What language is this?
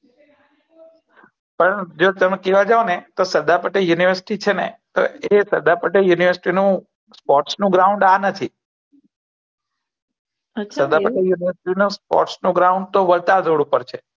Gujarati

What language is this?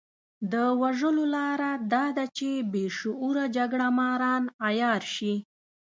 Pashto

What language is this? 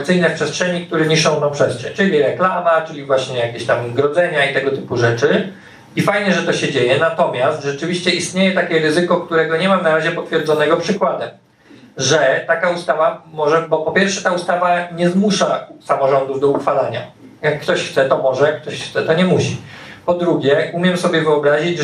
Polish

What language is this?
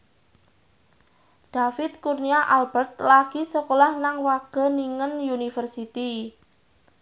Javanese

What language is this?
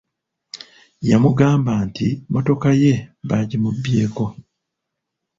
Ganda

